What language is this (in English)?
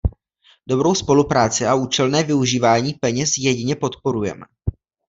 Czech